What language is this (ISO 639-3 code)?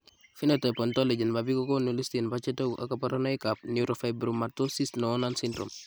kln